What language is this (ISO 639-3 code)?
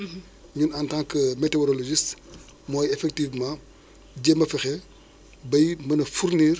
wol